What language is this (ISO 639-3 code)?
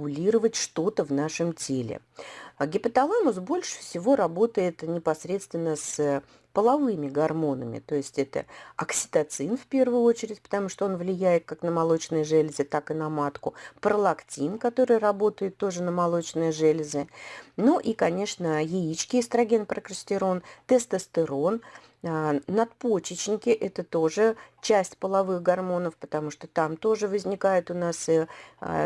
rus